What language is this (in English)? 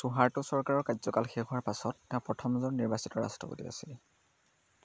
Assamese